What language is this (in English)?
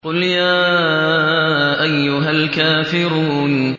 Arabic